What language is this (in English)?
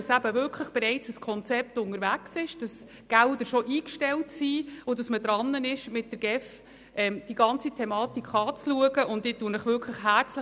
Swiss German